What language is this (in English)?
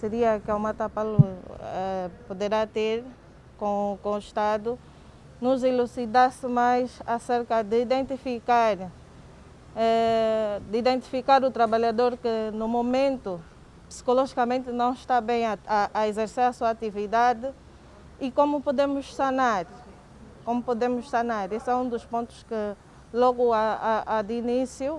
Portuguese